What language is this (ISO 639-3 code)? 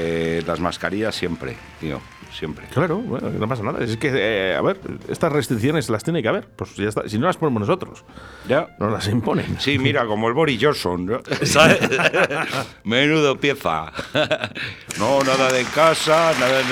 spa